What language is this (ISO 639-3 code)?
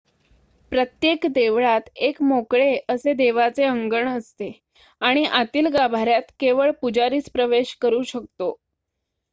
mar